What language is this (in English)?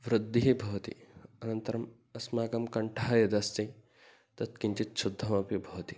Sanskrit